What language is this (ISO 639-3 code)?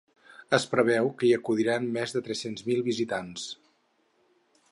cat